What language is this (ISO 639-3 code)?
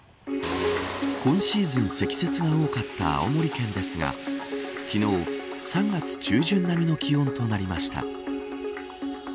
jpn